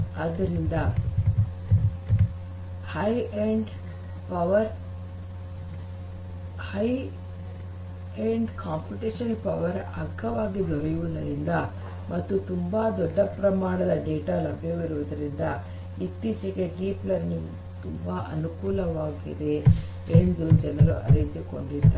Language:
Kannada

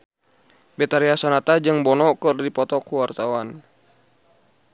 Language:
Sundanese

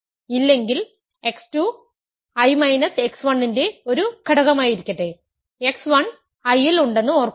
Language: Malayalam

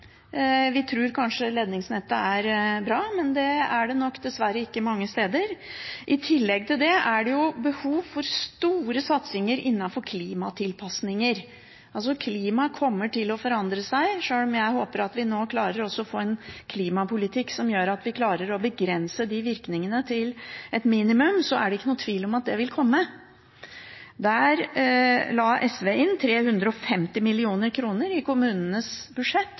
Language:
Norwegian Bokmål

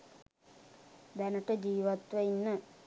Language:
Sinhala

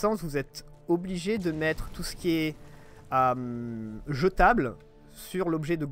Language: French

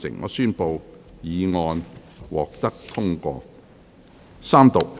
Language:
Cantonese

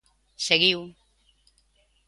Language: Galician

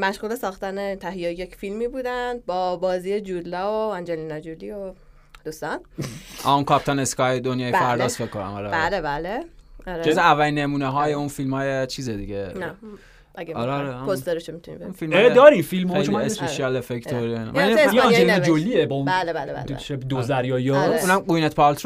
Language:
Persian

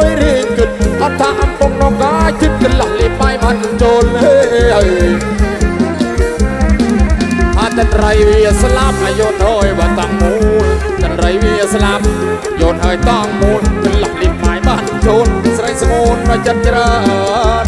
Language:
Thai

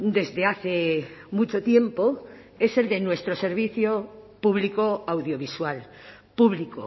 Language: Spanish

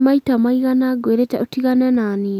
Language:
Kikuyu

